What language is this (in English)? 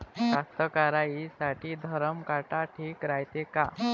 Marathi